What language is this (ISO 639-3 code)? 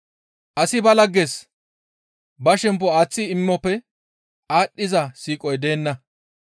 gmv